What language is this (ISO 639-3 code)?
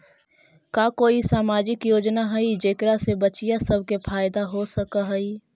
mag